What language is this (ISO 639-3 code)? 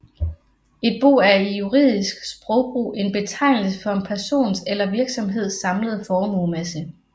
dan